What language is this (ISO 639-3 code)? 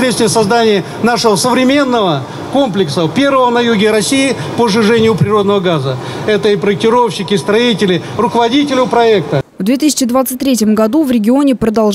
rus